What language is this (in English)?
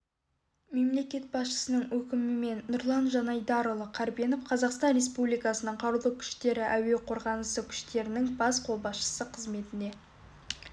Kazakh